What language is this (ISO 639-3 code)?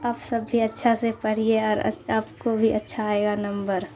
urd